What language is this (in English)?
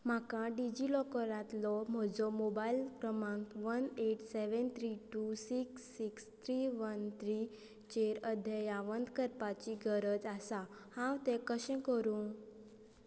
Konkani